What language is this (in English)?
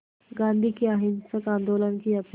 Hindi